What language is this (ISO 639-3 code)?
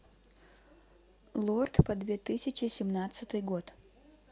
rus